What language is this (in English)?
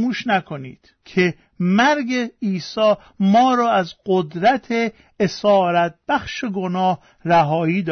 Persian